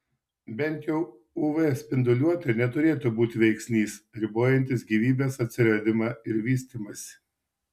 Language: Lithuanian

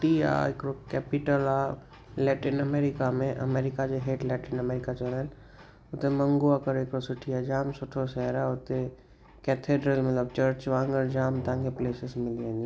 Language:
Sindhi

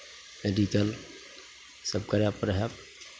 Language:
Maithili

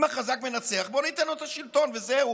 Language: Hebrew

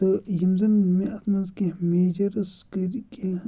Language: Kashmiri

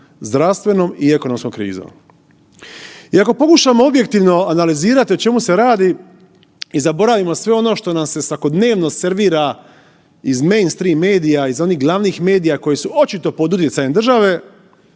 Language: Croatian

